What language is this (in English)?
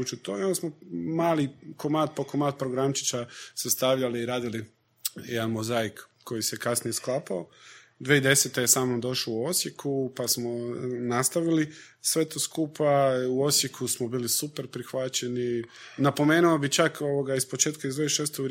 Croatian